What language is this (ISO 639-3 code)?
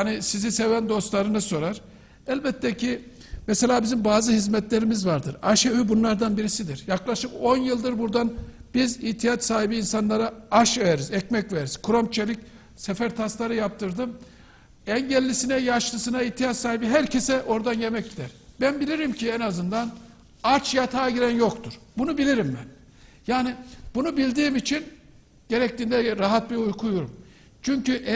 tur